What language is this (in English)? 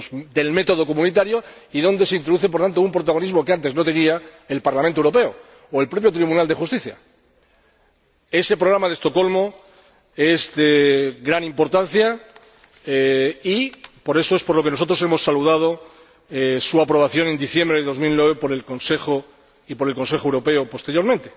Spanish